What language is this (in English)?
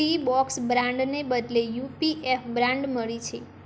Gujarati